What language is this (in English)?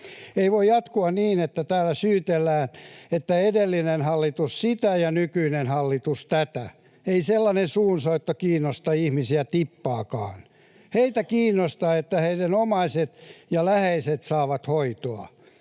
Finnish